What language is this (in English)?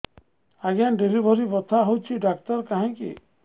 Odia